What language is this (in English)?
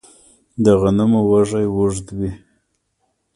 Pashto